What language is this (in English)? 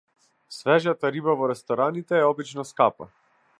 Macedonian